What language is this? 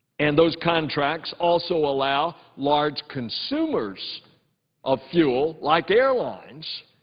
English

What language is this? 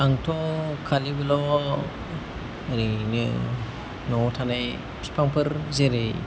Bodo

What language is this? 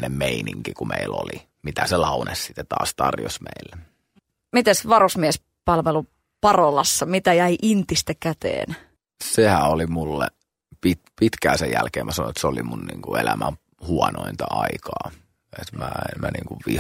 Finnish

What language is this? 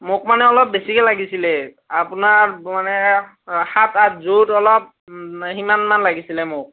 Assamese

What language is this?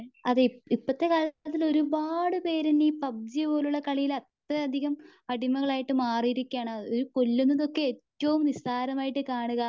Malayalam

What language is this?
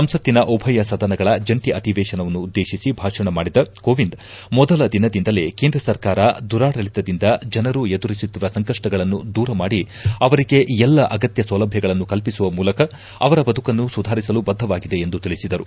Kannada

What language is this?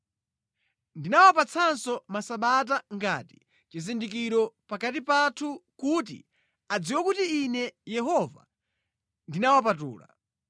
Nyanja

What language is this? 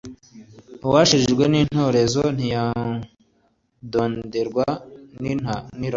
Kinyarwanda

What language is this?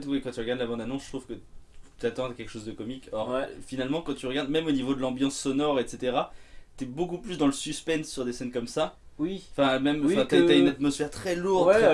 French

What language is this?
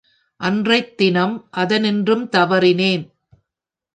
Tamil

